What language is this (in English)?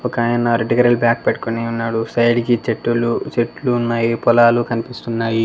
Telugu